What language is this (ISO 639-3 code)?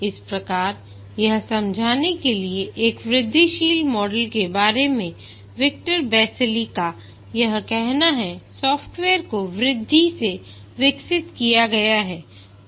hin